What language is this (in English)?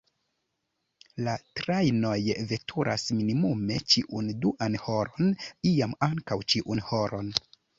Esperanto